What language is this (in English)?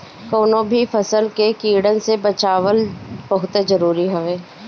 Bhojpuri